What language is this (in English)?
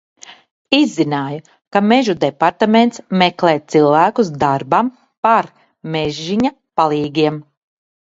Latvian